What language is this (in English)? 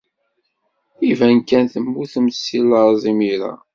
Kabyle